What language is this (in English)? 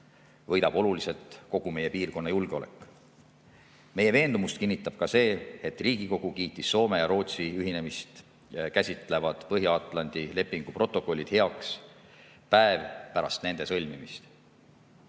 Estonian